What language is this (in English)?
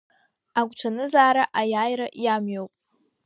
Abkhazian